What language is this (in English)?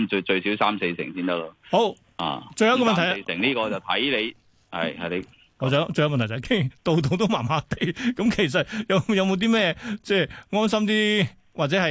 Chinese